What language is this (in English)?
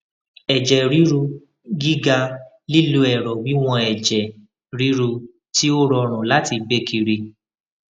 Yoruba